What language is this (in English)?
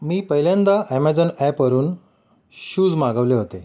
Marathi